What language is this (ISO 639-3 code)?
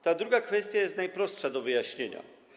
pol